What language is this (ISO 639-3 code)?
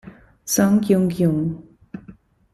ita